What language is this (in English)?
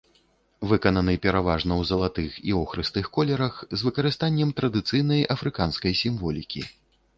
Belarusian